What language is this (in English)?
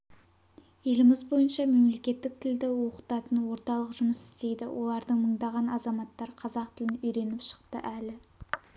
Kazakh